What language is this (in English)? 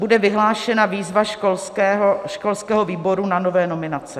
Czech